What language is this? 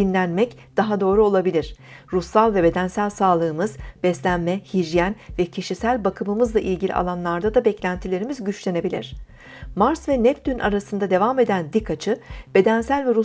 Turkish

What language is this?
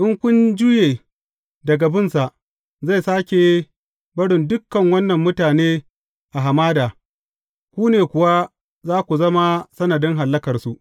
Hausa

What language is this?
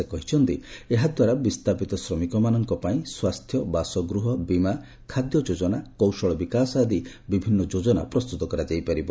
Odia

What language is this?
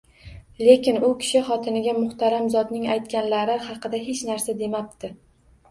Uzbek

